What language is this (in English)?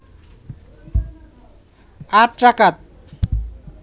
Bangla